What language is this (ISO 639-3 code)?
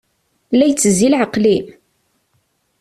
kab